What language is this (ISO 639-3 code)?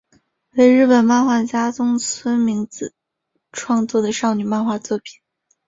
zho